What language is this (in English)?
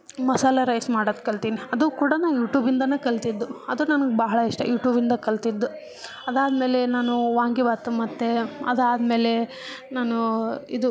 Kannada